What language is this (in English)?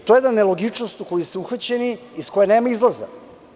Serbian